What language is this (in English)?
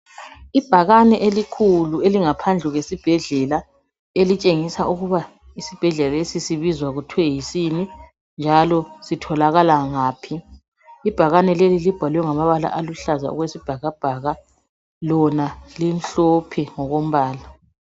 North Ndebele